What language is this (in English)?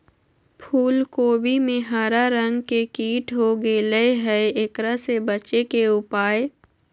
Magahi